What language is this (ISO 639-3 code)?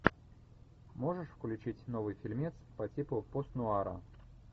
rus